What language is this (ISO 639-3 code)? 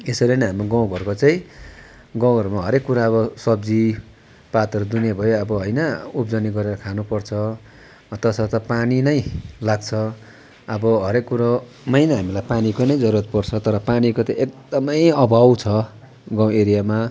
nep